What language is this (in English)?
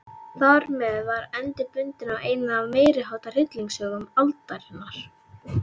Icelandic